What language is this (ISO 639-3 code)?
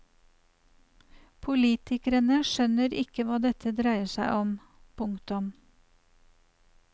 nor